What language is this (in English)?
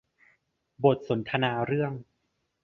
Thai